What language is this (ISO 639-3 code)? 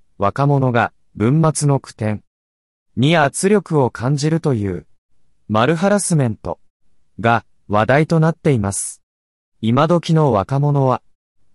jpn